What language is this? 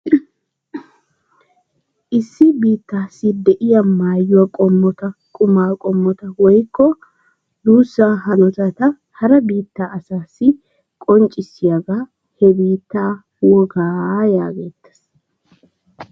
Wolaytta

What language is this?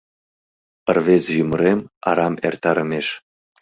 Mari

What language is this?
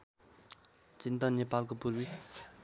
Nepali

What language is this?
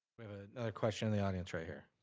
English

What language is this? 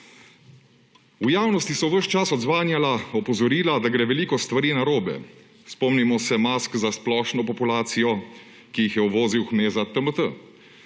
Slovenian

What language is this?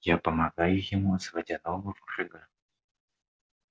Russian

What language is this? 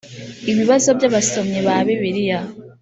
Kinyarwanda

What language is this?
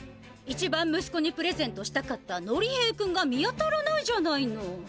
Japanese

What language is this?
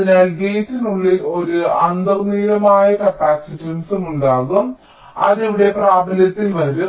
Malayalam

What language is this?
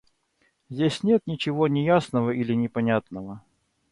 Russian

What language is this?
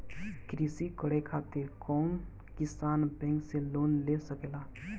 Bhojpuri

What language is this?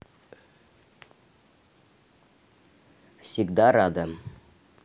Russian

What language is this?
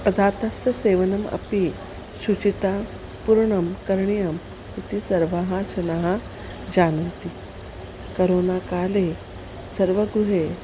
Sanskrit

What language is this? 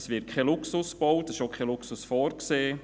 Swiss German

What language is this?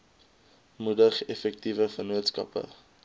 Afrikaans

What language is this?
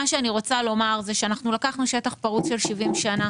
Hebrew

